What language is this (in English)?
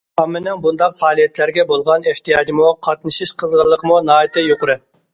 Uyghur